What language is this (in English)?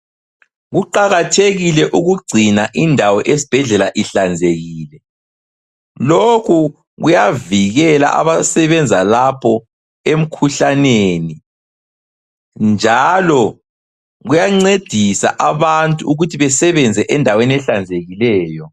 North Ndebele